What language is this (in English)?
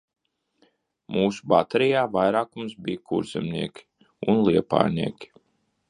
Latvian